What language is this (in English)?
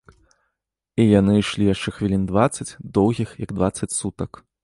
Belarusian